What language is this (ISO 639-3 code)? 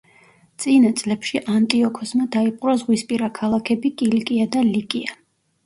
kat